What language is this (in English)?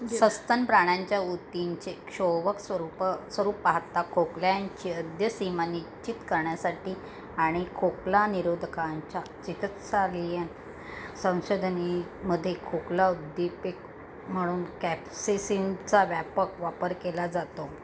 Marathi